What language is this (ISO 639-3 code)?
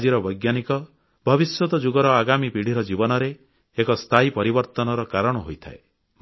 ori